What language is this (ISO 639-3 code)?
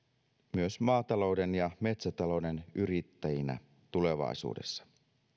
fin